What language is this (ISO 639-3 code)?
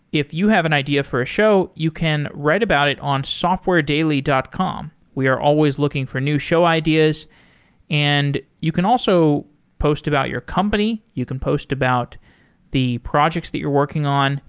eng